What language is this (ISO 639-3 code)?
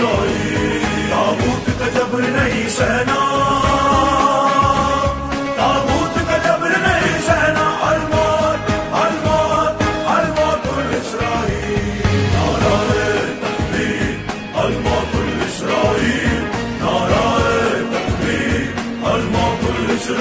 tur